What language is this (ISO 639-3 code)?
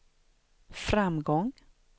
swe